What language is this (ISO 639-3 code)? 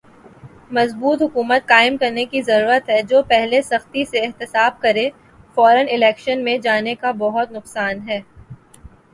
urd